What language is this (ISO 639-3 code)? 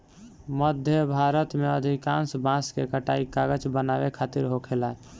bho